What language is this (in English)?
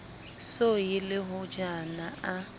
Southern Sotho